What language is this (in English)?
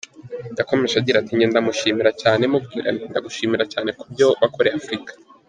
Kinyarwanda